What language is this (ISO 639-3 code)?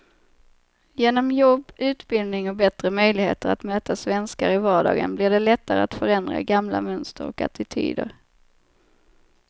swe